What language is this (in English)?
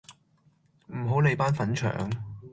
Cantonese